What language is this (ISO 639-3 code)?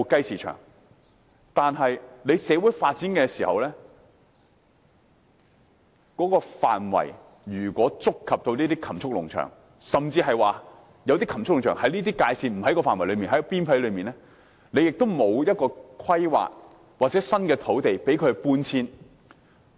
yue